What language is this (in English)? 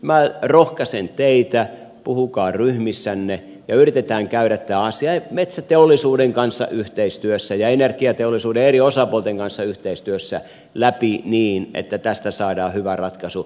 Finnish